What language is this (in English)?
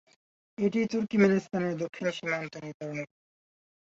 Bangla